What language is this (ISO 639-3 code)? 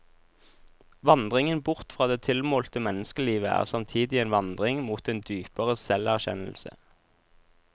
nor